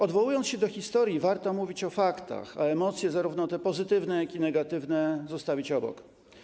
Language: Polish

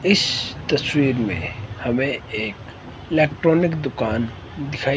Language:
Hindi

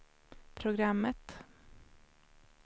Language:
Swedish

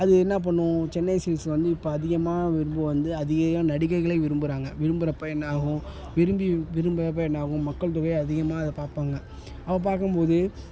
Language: Tamil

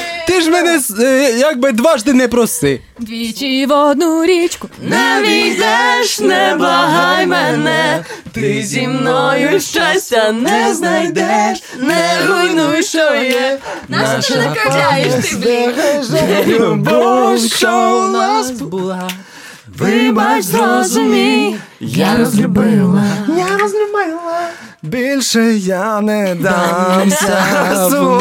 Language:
Ukrainian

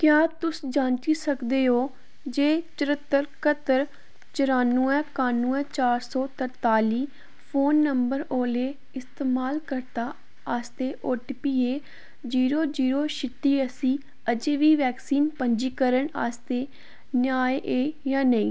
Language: Dogri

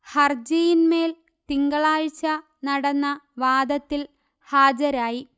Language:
Malayalam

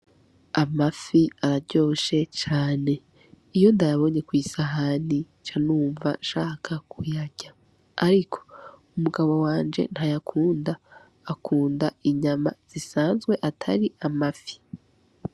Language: Rundi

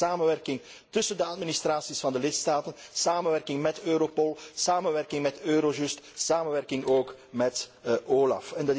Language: Dutch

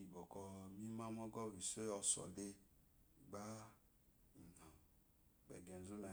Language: Eloyi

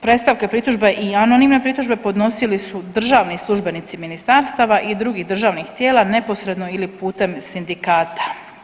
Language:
Croatian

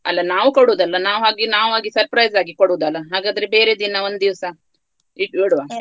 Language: Kannada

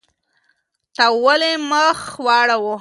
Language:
Pashto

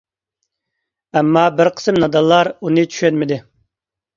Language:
Uyghur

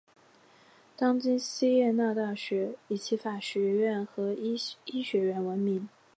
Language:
Chinese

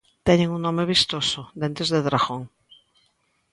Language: Galician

